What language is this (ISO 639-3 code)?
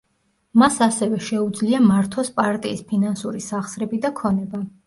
kat